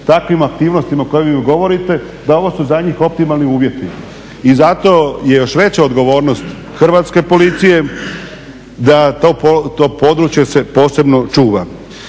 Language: Croatian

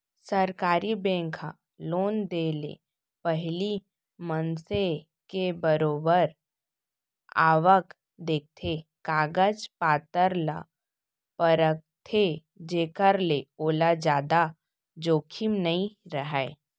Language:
Chhattisgarhi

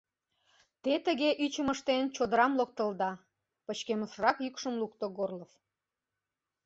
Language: Mari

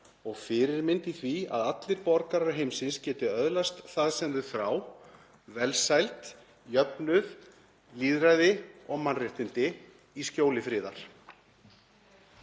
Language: Icelandic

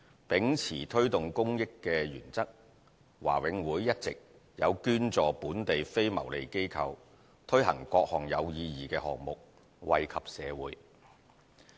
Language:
Cantonese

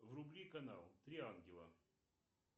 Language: Russian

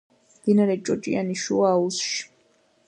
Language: Georgian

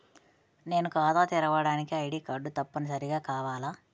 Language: Telugu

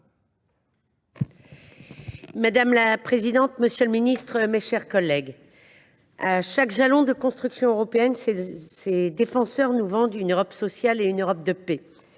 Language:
French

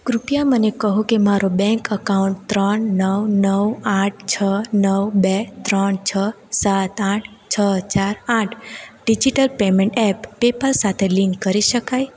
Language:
Gujarati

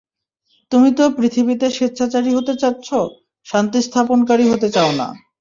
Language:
Bangla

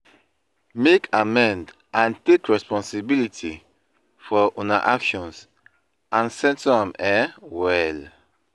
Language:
Nigerian Pidgin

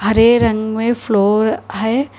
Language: Hindi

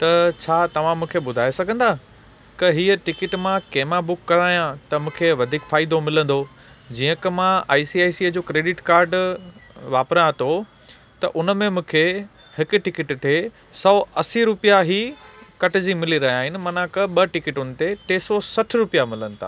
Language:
Sindhi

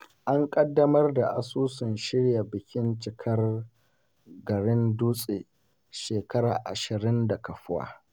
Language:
Hausa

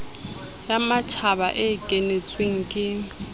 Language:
Southern Sotho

